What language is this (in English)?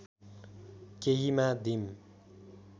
Nepali